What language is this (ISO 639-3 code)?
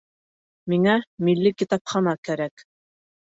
bak